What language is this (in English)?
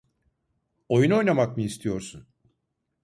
Turkish